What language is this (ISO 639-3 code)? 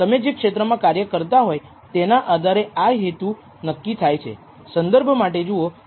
guj